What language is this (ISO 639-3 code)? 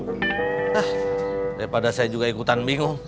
ind